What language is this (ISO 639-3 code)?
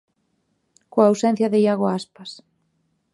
glg